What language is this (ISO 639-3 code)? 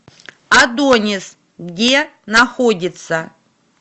rus